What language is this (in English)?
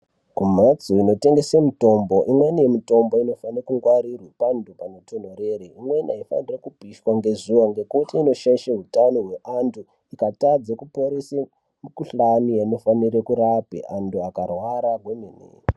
Ndau